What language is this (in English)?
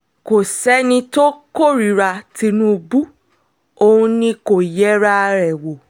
Yoruba